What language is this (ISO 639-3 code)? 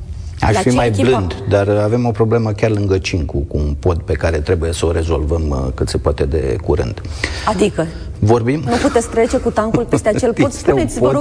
ron